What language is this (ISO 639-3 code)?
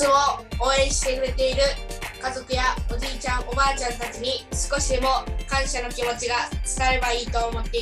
jpn